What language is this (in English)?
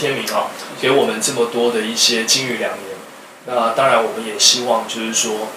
Chinese